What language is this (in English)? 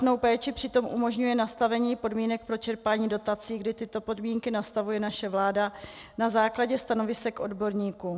Czech